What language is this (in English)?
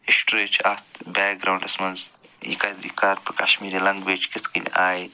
Kashmiri